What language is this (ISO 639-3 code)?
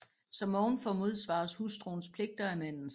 dan